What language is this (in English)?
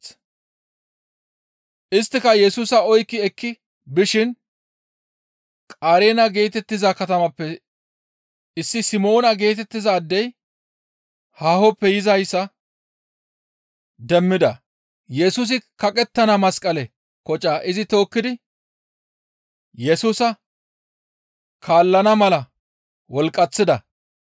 Gamo